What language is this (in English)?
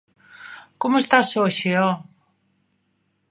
Galician